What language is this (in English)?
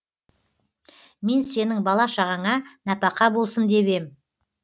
Kazakh